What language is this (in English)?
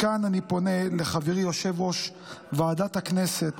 Hebrew